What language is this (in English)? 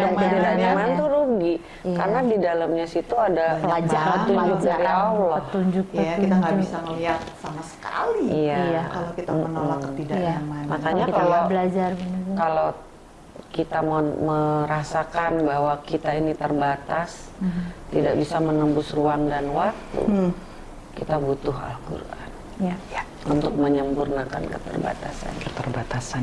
Indonesian